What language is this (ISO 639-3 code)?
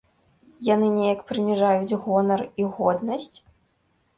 bel